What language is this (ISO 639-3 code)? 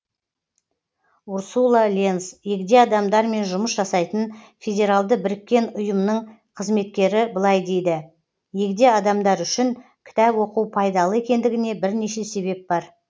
kaz